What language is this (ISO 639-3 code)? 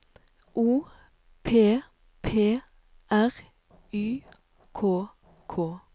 nor